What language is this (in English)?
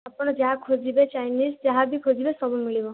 Odia